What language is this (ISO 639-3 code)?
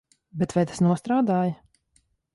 lav